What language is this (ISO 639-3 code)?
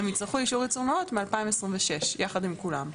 heb